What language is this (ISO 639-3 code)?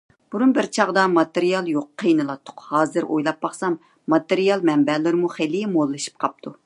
uig